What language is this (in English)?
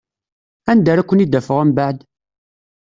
Kabyle